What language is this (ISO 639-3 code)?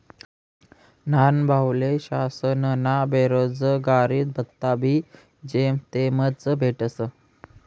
mar